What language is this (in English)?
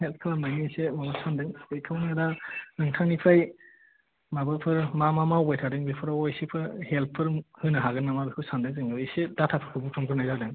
Bodo